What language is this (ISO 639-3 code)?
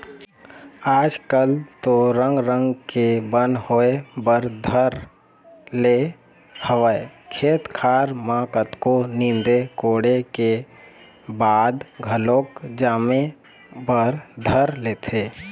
hne